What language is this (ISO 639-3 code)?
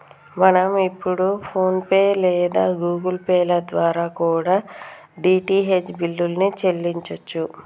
tel